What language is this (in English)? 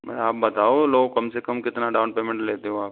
Hindi